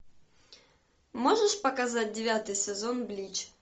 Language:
Russian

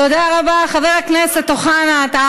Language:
Hebrew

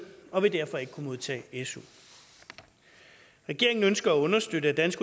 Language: Danish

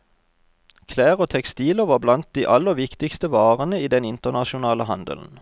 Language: Norwegian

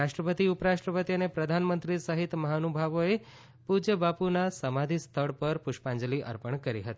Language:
Gujarati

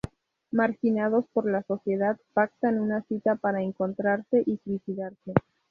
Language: Spanish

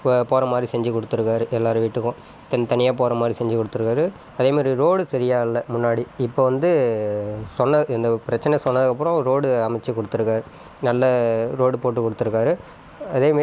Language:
Tamil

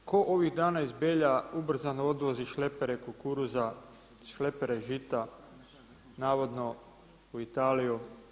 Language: Croatian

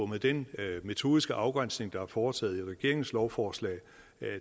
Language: Danish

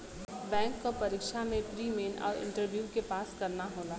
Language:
Bhojpuri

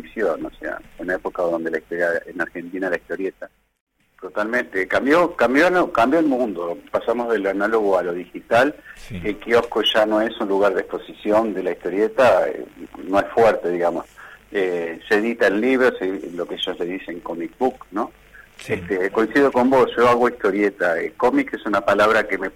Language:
Spanish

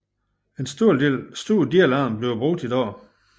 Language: Danish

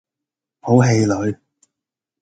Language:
Cantonese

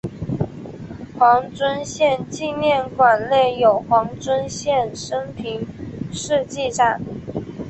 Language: Chinese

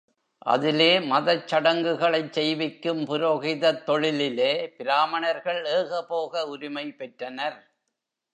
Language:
Tamil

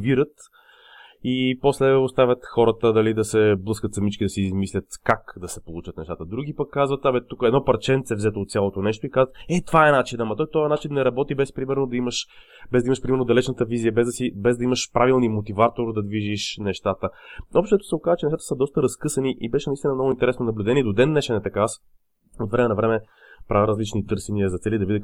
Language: Bulgarian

